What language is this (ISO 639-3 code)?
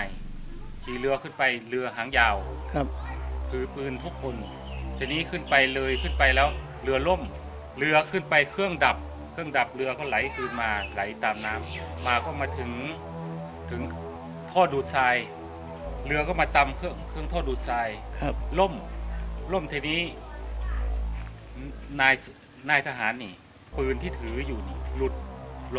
tha